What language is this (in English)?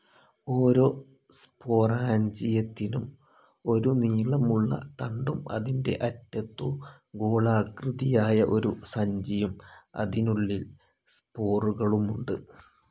Malayalam